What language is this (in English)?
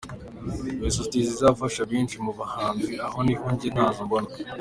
Kinyarwanda